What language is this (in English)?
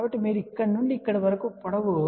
Telugu